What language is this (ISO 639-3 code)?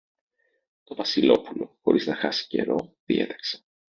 ell